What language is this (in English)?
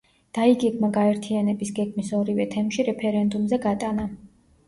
Georgian